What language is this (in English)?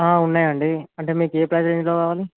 Telugu